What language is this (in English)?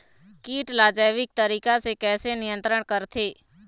Chhattisgarhi